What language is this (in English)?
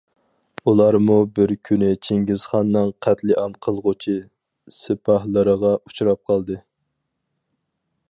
Uyghur